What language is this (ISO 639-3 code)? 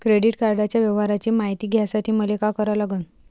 mar